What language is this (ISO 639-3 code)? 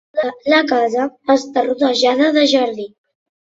cat